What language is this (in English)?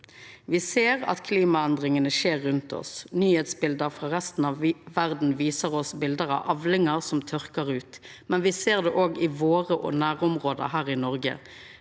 Norwegian